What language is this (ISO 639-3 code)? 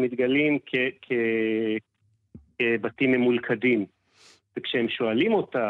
heb